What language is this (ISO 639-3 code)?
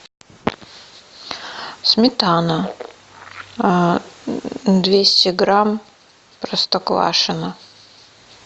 rus